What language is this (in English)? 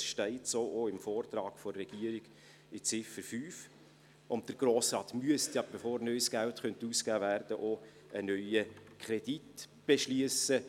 Swiss German